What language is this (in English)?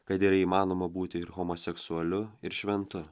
Lithuanian